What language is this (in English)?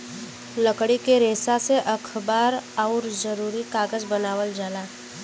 Bhojpuri